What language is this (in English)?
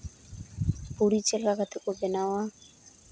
Santali